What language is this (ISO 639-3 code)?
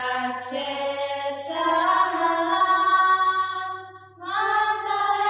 ori